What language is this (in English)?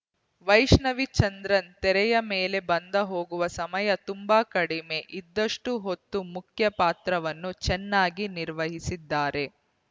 Kannada